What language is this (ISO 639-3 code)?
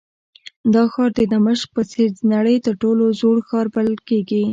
pus